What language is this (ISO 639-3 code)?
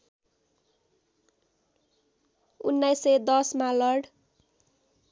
nep